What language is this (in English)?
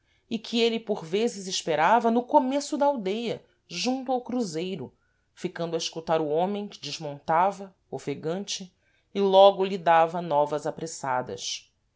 Portuguese